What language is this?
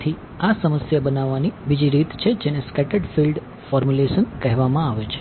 Gujarati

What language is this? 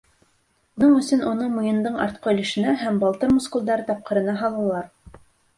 Bashkir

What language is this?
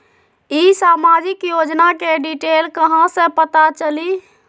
Magahi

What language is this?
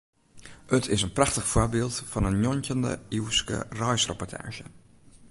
Western Frisian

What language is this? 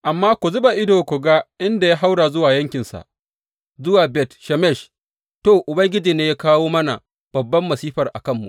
Hausa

